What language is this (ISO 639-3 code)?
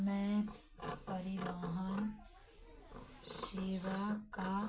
hin